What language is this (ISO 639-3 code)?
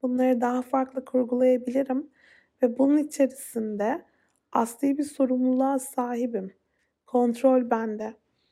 tur